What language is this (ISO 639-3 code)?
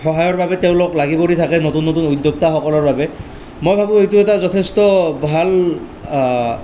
asm